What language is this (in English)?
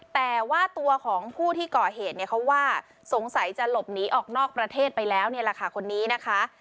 Thai